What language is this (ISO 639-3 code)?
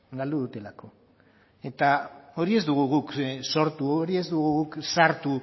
eus